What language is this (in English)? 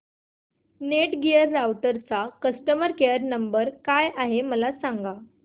Marathi